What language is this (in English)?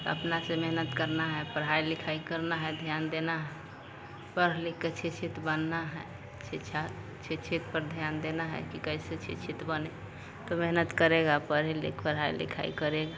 Hindi